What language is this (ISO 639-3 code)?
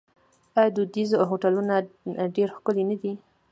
pus